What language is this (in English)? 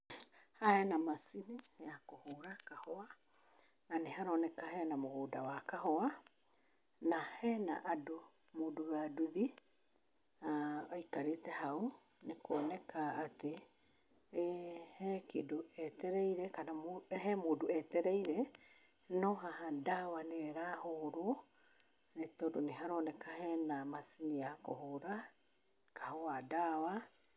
Kikuyu